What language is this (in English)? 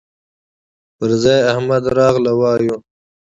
Pashto